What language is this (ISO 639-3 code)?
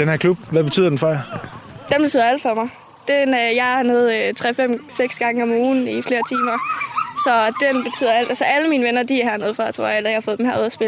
dan